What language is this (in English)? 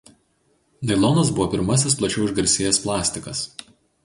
Lithuanian